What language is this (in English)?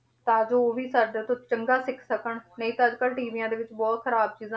Punjabi